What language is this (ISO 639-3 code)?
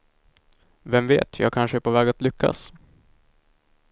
swe